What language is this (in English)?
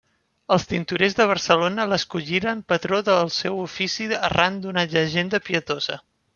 Catalan